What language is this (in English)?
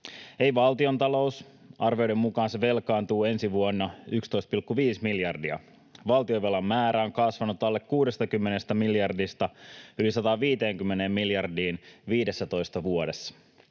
Finnish